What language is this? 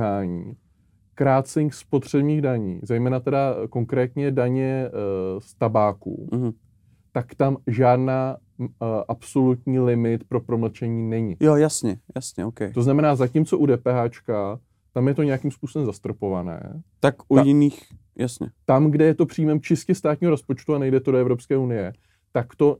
Czech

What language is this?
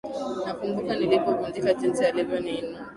Swahili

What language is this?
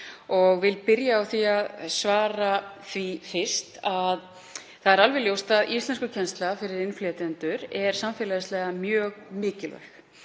Icelandic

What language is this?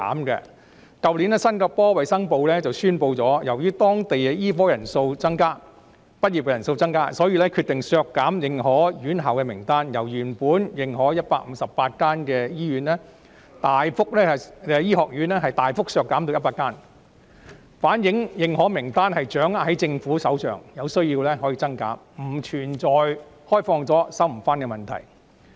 Cantonese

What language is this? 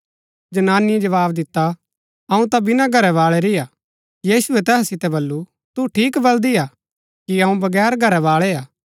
Gaddi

